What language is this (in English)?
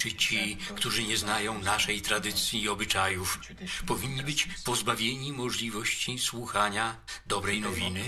Polish